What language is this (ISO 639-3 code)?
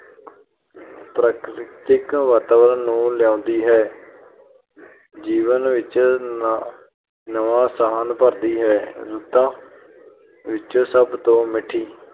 pan